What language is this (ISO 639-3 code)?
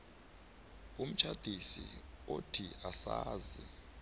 nbl